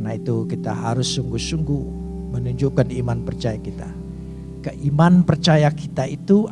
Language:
Indonesian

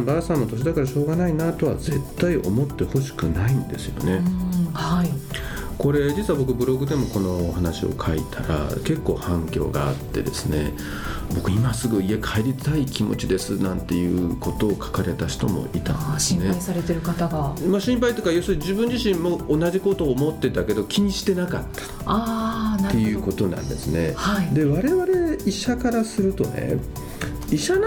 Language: Japanese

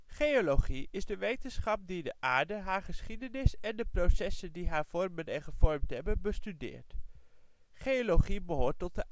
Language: Dutch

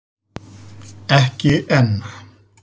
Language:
Icelandic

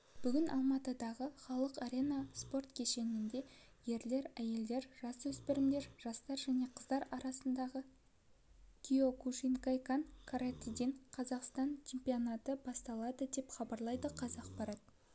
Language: Kazakh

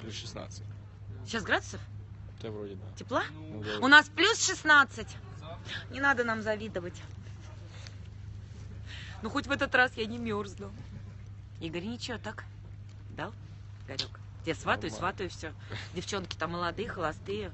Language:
Russian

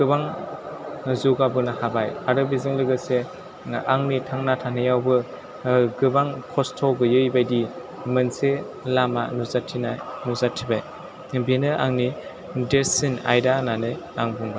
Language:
Bodo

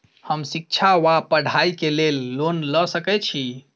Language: Maithili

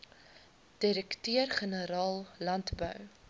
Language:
Afrikaans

